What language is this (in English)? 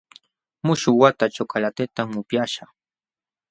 Jauja Wanca Quechua